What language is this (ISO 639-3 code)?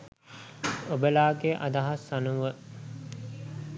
sin